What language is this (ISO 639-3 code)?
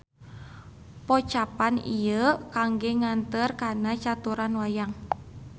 sun